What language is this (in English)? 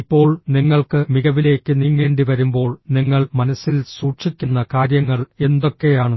Malayalam